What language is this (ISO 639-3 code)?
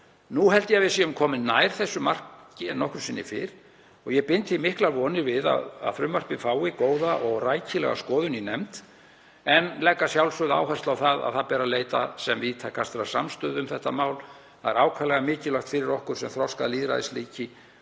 isl